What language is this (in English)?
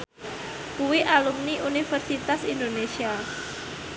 Javanese